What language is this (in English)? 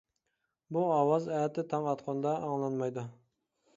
Uyghur